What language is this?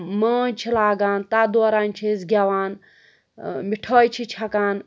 Kashmiri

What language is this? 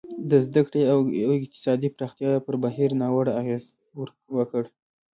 Pashto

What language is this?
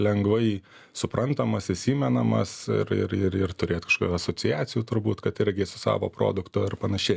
Lithuanian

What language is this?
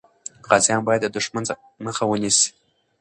Pashto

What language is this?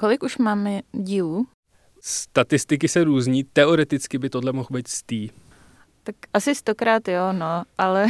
Czech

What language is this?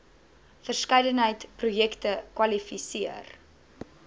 Afrikaans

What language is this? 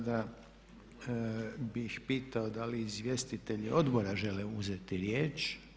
Croatian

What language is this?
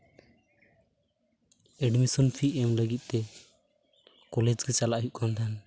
Santali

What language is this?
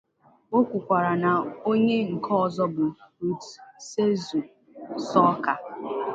Igbo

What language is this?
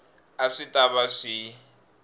Tsonga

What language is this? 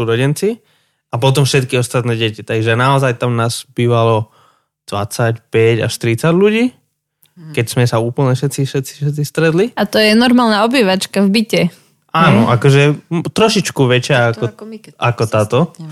Slovak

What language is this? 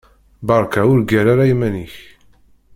Kabyle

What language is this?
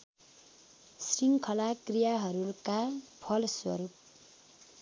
Nepali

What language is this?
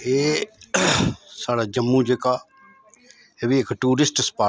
Dogri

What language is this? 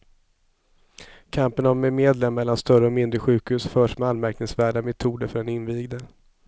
Swedish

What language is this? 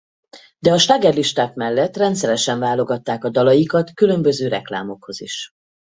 Hungarian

